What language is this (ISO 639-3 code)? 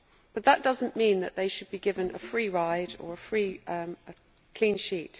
eng